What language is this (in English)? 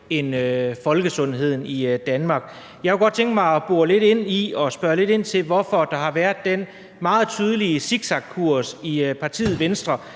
Danish